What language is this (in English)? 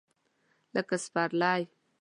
Pashto